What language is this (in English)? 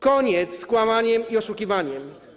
Polish